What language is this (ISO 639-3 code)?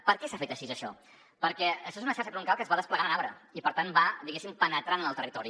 cat